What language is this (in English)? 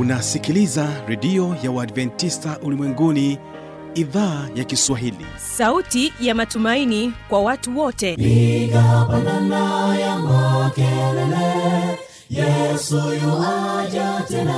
Swahili